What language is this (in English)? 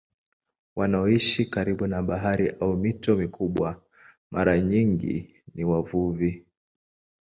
Swahili